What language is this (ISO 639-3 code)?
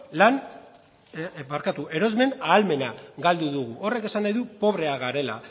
eus